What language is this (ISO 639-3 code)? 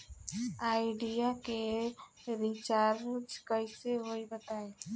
bho